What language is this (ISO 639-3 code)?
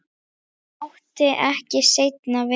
isl